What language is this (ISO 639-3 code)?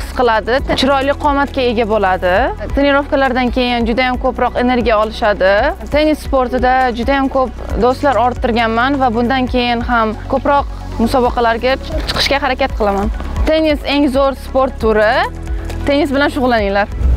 rus